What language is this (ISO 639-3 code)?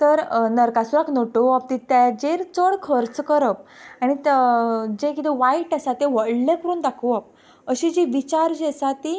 kok